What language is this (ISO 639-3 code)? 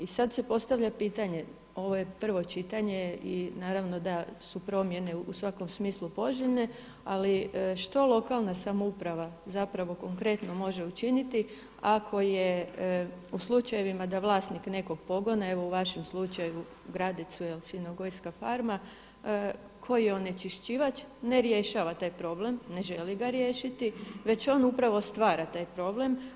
hrv